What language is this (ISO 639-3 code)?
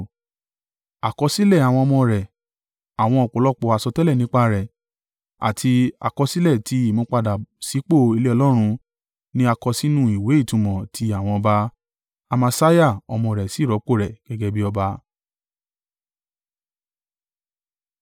yor